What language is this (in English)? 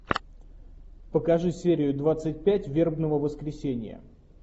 Russian